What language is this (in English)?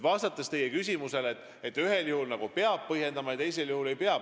Estonian